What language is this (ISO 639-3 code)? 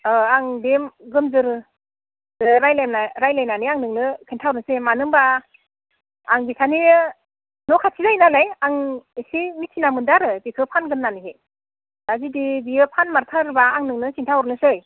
brx